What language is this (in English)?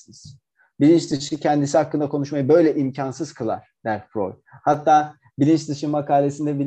Turkish